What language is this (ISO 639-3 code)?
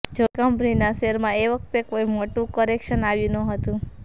guj